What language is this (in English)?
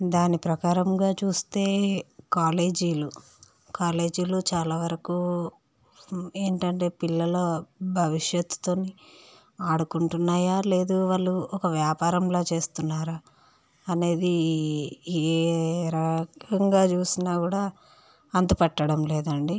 Telugu